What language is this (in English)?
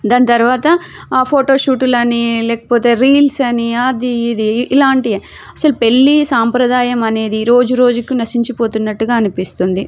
Telugu